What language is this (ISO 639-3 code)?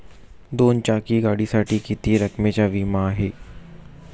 mar